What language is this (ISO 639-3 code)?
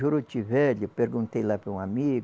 por